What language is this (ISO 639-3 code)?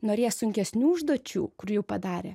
lit